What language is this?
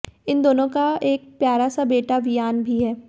Hindi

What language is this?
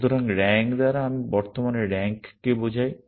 Bangla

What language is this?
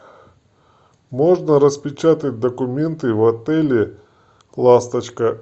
Russian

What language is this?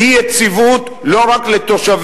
Hebrew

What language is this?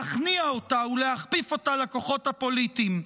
Hebrew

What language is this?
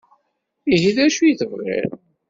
Kabyle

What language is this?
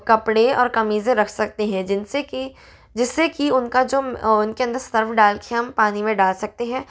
Hindi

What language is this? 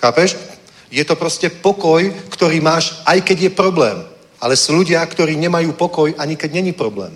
Czech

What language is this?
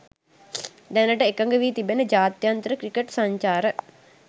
Sinhala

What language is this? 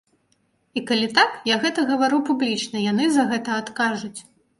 Belarusian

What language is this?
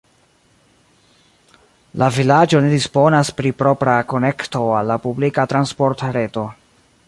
Esperanto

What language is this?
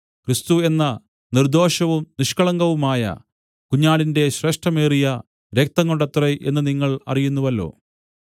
Malayalam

